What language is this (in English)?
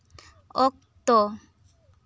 Santali